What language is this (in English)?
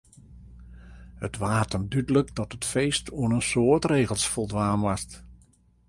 Western Frisian